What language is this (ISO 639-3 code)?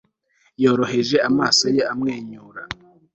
kin